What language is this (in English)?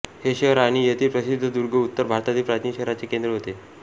Marathi